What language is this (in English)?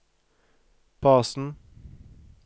Norwegian